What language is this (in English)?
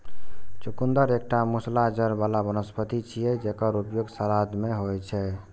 Maithili